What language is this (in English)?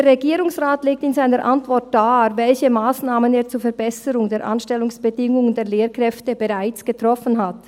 Swiss German